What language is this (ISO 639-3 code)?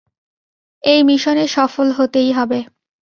ben